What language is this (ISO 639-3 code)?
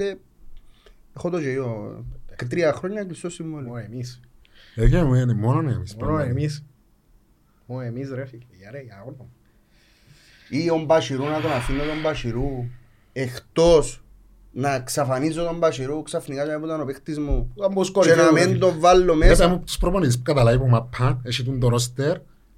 ell